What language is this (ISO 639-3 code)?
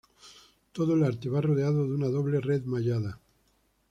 spa